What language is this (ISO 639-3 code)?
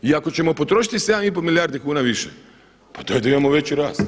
hrv